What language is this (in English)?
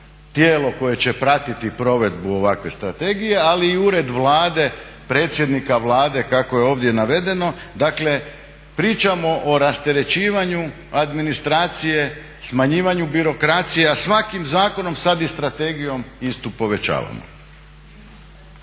Croatian